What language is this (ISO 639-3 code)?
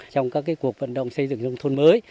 vie